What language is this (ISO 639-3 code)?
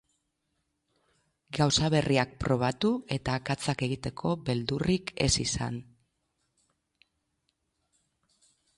eus